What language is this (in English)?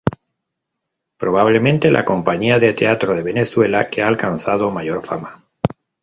Spanish